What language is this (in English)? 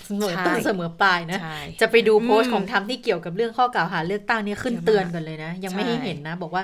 Thai